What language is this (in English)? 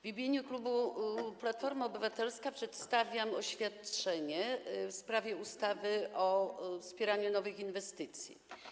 Polish